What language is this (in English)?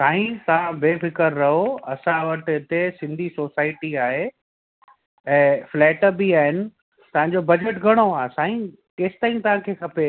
Sindhi